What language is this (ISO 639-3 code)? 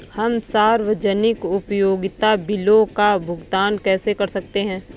hin